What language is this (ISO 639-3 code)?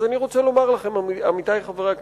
heb